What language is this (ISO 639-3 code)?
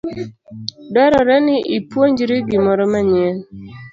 luo